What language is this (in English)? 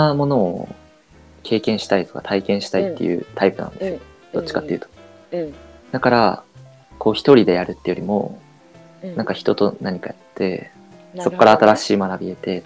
Japanese